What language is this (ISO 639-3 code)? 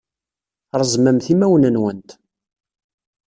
kab